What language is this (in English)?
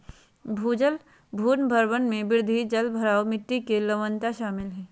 Magahi